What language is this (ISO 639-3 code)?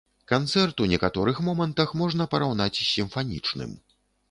bel